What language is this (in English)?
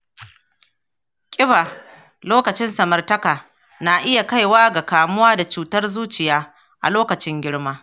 Hausa